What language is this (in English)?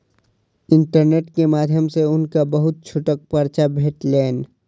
Maithili